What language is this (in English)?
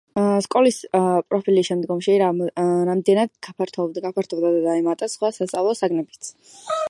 Georgian